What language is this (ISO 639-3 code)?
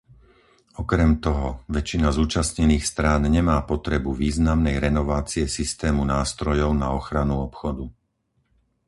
slk